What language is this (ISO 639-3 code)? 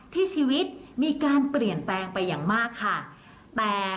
tha